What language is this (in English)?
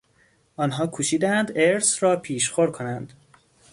Persian